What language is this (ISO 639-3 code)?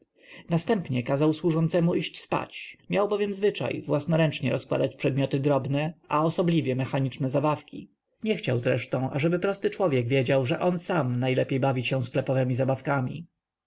pol